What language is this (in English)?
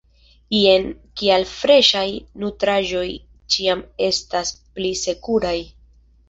Esperanto